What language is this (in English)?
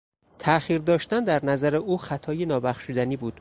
Persian